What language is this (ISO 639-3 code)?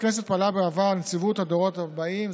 heb